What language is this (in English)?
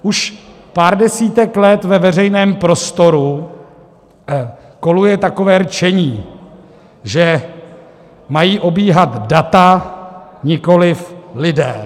Czech